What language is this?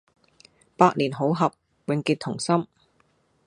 Cantonese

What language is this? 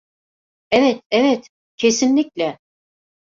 Turkish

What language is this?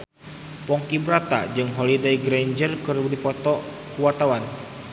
Sundanese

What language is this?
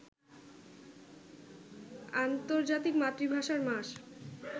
Bangla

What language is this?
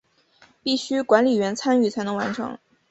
Chinese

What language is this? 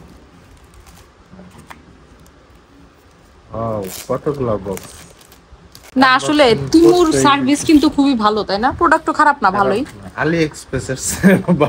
Bangla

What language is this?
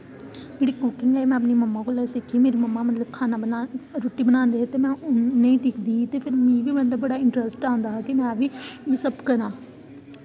Dogri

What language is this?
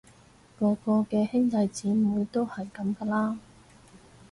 Cantonese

